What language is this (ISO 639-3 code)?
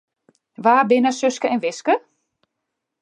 fry